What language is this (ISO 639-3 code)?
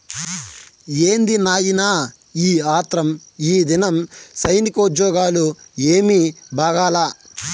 tel